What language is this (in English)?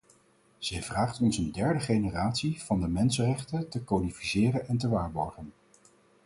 Dutch